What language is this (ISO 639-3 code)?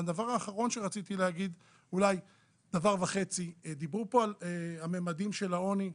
heb